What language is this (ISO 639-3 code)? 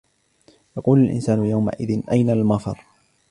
ara